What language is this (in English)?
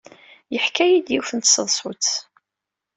Kabyle